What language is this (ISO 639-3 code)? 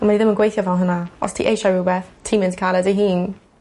cym